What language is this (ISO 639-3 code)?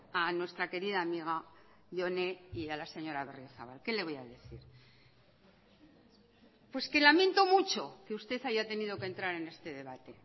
spa